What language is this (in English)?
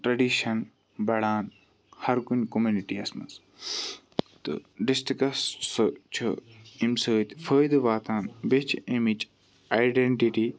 Kashmiri